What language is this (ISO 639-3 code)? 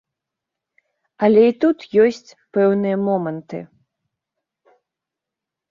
bel